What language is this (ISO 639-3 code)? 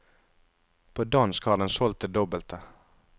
nor